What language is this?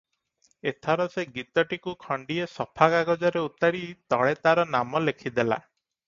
Odia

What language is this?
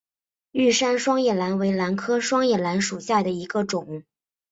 Chinese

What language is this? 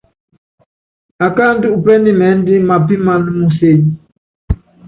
Yangben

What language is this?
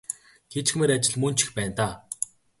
Mongolian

